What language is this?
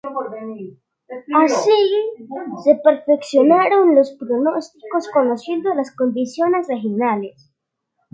Spanish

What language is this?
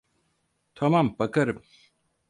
Turkish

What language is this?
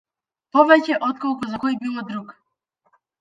Macedonian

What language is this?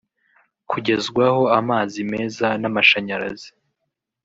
Kinyarwanda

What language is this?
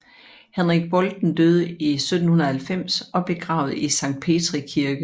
Danish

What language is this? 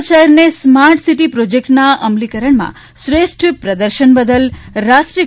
Gujarati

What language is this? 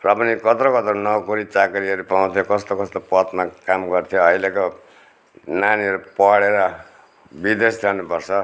Nepali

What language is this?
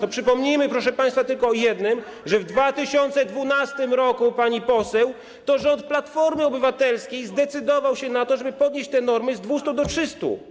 Polish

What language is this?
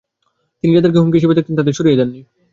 Bangla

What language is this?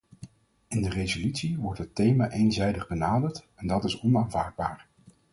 Dutch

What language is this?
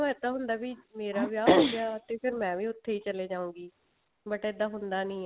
Punjabi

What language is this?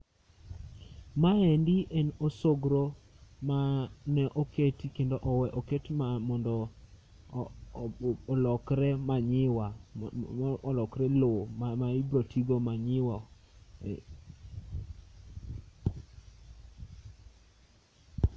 Luo (Kenya and Tanzania)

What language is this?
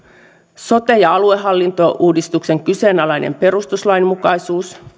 Finnish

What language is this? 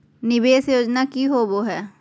Magahi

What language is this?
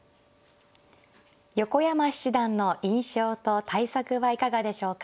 Japanese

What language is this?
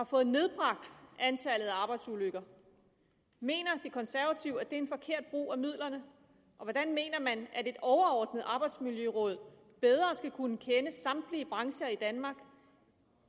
Danish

